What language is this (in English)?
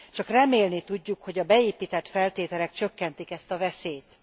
Hungarian